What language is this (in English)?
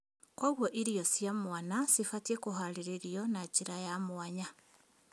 Kikuyu